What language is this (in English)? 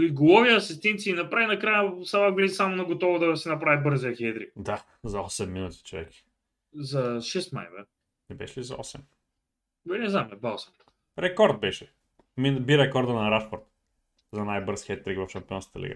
Bulgarian